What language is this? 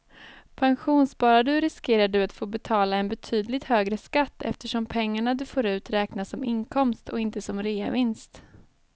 Swedish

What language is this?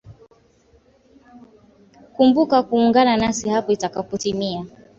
Swahili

